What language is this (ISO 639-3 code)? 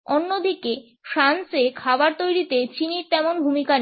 ben